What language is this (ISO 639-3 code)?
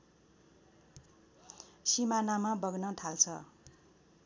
nep